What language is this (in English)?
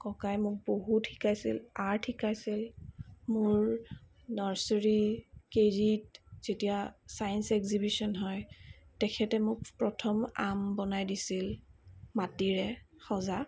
Assamese